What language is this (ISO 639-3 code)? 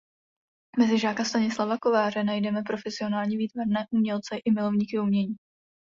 ces